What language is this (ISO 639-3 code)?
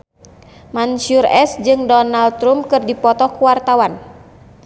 sun